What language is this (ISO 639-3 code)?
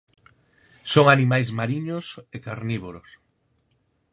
glg